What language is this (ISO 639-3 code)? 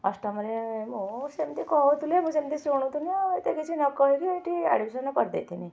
ori